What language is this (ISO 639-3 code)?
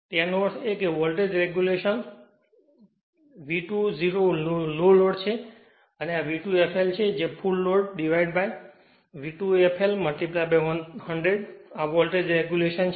guj